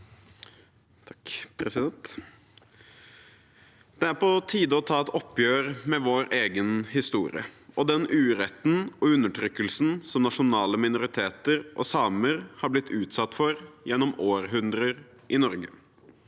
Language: Norwegian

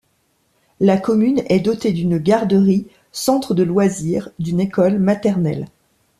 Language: French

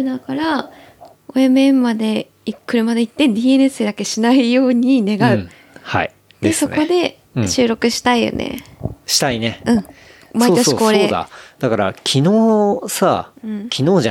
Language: Japanese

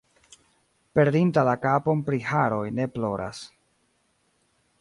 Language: Esperanto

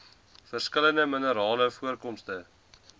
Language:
Afrikaans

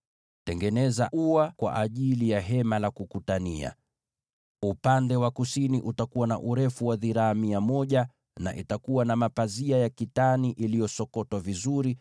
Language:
Swahili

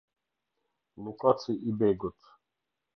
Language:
Albanian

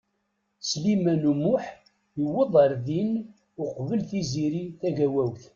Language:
Kabyle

